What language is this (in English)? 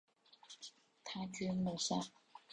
Chinese